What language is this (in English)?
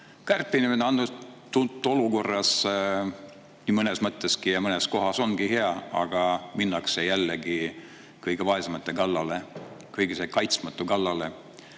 Estonian